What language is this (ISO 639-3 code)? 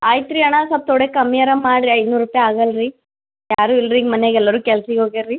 kan